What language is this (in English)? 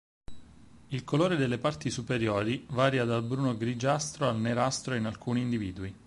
Italian